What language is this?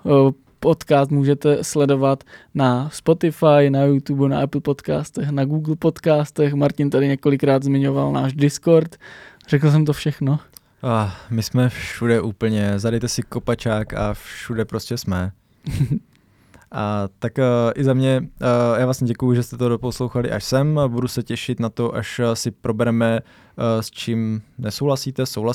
Czech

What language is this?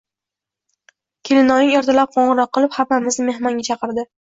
Uzbek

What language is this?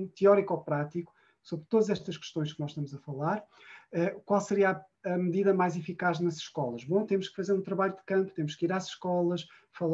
Portuguese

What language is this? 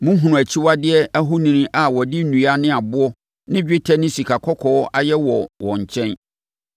Akan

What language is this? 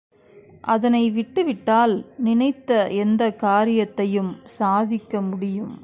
Tamil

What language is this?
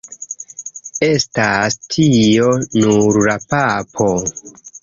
Esperanto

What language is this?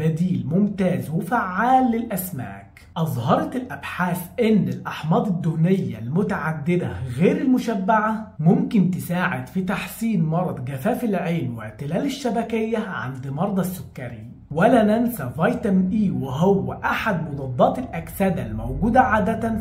Arabic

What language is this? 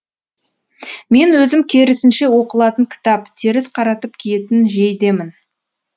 Kazakh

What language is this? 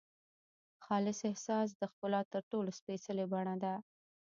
Pashto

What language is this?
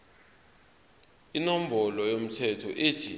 Zulu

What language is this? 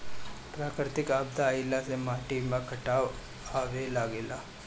Bhojpuri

